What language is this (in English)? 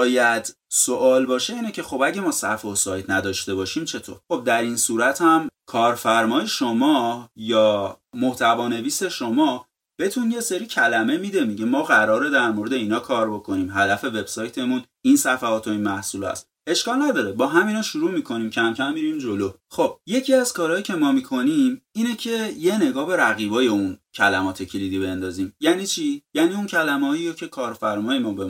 Persian